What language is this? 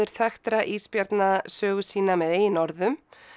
Icelandic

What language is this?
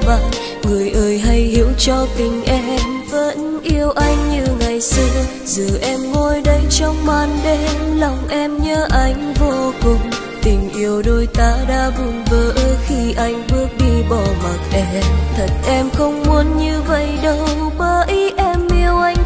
Vietnamese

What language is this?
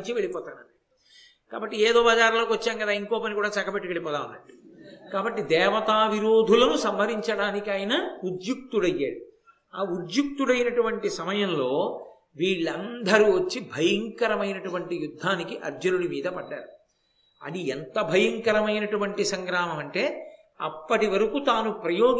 Telugu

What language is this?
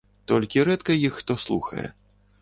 Belarusian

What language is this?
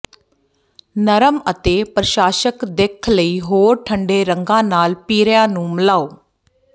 Punjabi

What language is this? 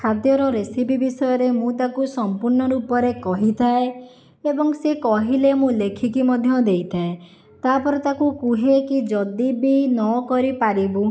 Odia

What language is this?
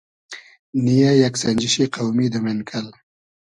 Hazaragi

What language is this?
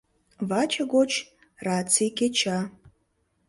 Mari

